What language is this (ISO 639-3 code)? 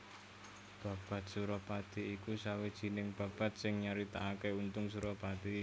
jav